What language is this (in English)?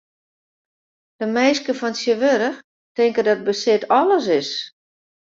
Western Frisian